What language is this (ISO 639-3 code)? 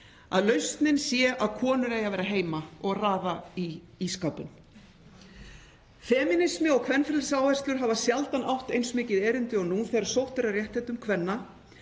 isl